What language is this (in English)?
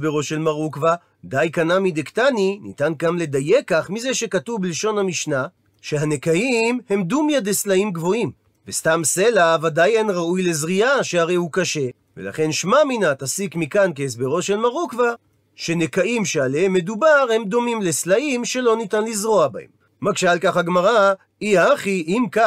Hebrew